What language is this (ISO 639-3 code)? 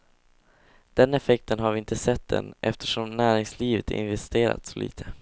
swe